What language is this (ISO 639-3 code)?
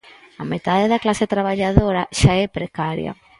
glg